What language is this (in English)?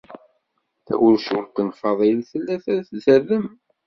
Kabyle